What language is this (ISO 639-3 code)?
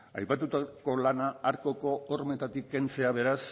eus